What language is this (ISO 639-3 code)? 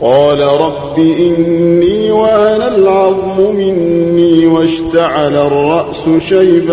urd